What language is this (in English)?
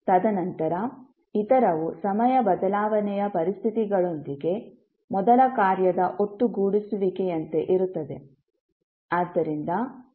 Kannada